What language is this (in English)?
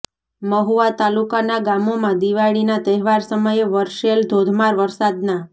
Gujarati